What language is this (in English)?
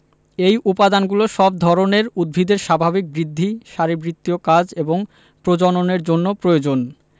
Bangla